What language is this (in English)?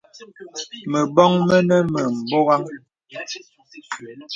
Bebele